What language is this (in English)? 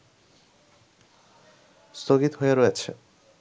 Bangla